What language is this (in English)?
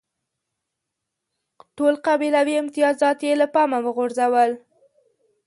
Pashto